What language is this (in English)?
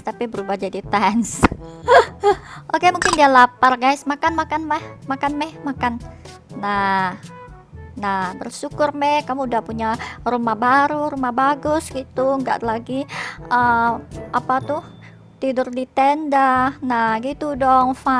Indonesian